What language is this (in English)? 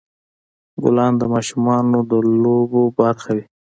Pashto